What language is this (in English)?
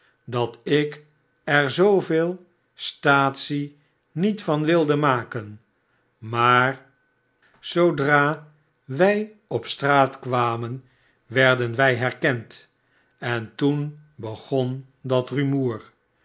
Dutch